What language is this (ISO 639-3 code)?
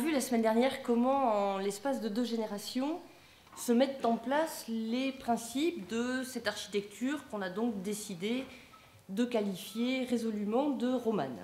fra